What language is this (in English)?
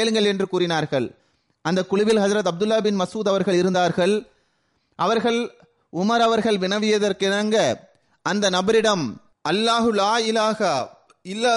Tamil